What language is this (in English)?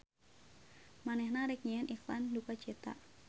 Sundanese